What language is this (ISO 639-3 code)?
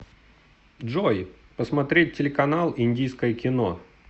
rus